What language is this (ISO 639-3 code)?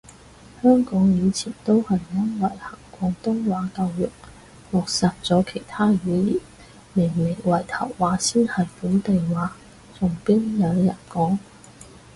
yue